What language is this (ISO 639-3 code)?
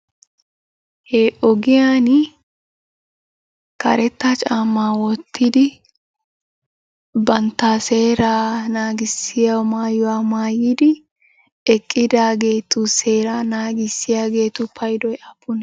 wal